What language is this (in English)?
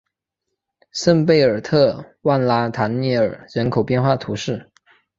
Chinese